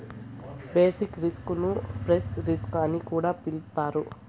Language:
Telugu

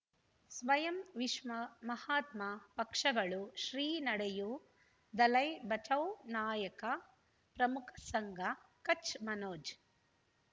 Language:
Kannada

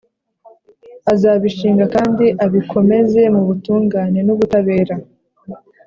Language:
Kinyarwanda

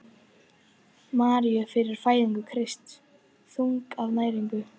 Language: Icelandic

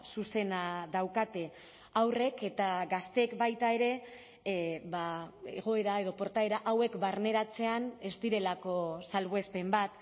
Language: Basque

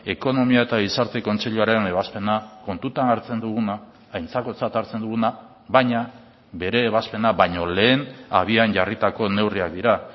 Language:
Basque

